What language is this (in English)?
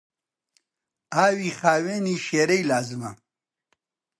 Central Kurdish